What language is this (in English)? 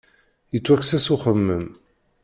Kabyle